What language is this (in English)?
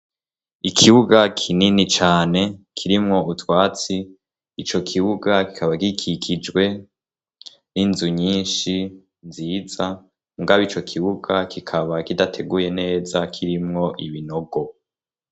Rundi